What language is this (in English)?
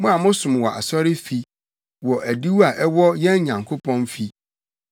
Akan